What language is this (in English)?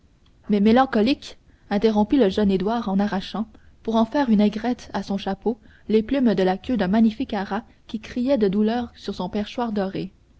French